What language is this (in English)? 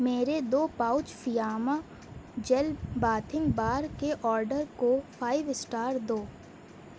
Urdu